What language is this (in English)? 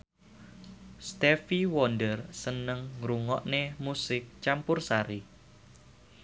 Javanese